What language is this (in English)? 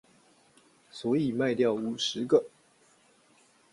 Chinese